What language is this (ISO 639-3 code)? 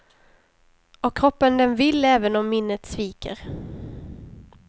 swe